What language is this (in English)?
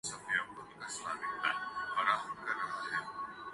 Urdu